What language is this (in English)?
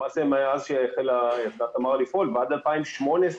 Hebrew